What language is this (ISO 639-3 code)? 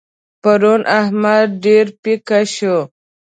pus